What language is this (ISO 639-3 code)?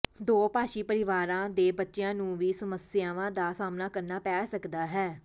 pan